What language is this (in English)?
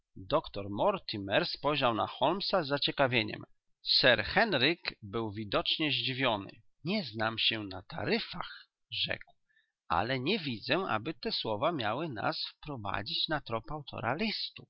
Polish